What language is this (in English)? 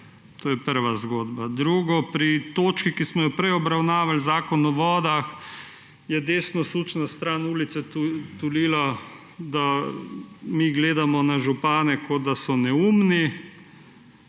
Slovenian